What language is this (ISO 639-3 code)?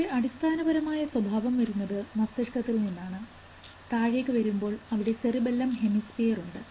mal